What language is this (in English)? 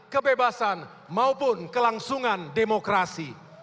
Indonesian